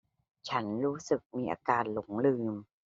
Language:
Thai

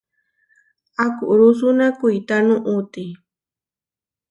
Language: Huarijio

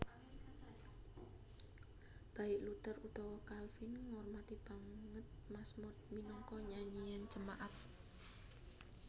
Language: Javanese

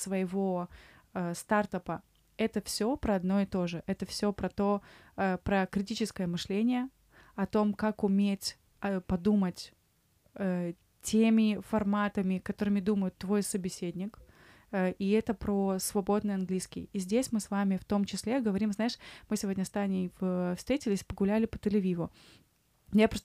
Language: Russian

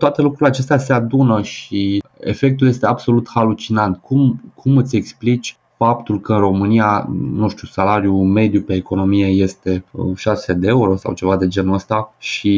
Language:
Romanian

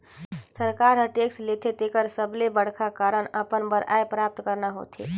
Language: Chhattisgarhi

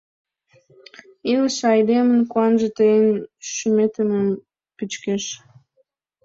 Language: Mari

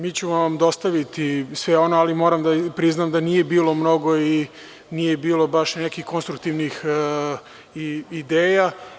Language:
Serbian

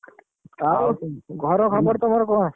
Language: Odia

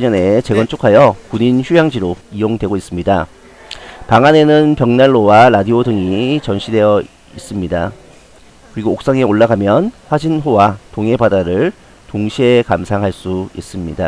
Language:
Korean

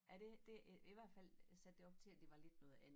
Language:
Danish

